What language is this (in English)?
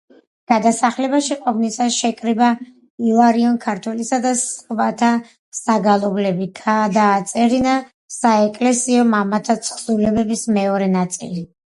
Georgian